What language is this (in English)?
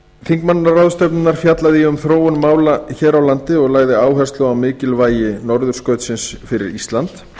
Icelandic